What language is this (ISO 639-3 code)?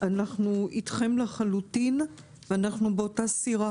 heb